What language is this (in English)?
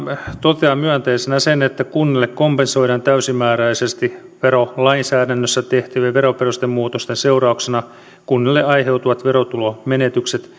Finnish